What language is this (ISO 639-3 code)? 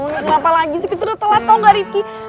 ind